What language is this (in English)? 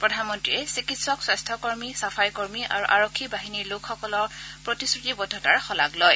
Assamese